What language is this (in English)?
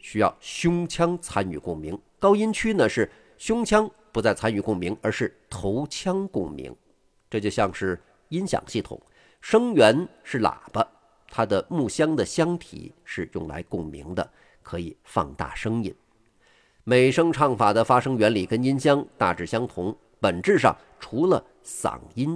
Chinese